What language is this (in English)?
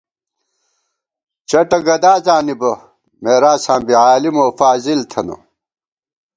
Gawar-Bati